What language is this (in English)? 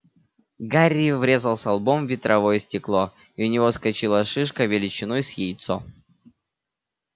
Russian